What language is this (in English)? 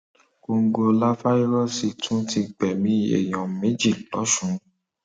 Yoruba